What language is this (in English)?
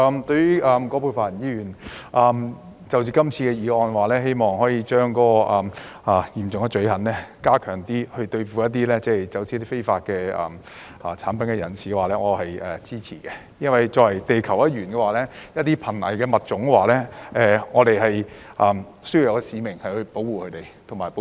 Cantonese